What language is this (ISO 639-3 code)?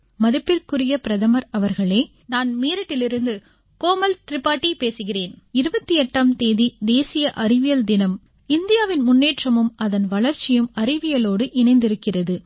tam